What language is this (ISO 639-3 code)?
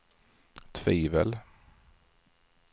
swe